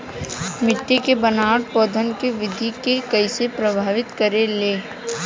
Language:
Bhojpuri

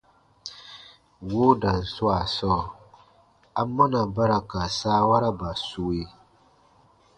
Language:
Baatonum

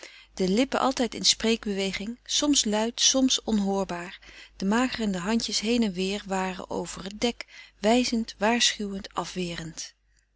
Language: Dutch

